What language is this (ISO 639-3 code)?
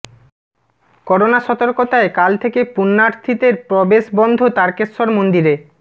ben